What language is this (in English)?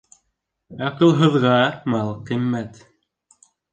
Bashkir